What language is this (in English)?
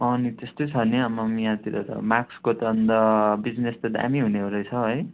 Nepali